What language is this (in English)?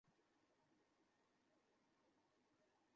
Bangla